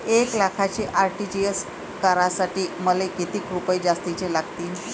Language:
Marathi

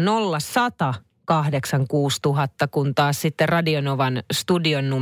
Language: Finnish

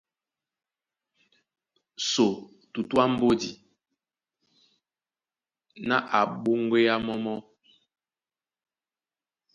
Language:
Duala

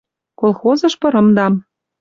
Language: Western Mari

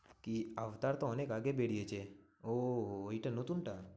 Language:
Bangla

